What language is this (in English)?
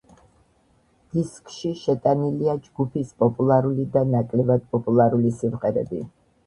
Georgian